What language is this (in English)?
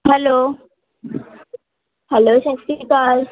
Punjabi